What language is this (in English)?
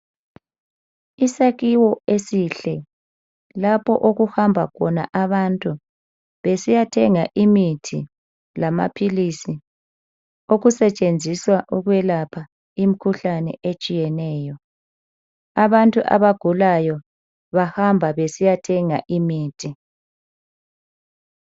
North Ndebele